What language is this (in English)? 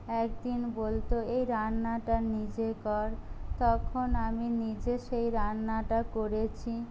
Bangla